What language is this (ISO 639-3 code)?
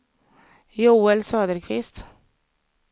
swe